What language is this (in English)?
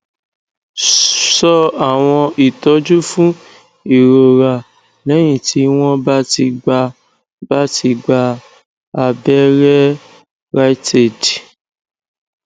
Yoruba